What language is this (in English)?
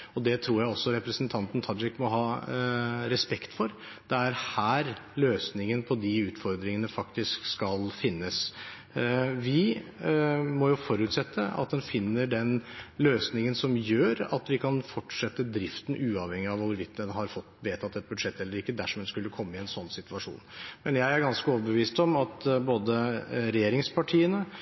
Norwegian Bokmål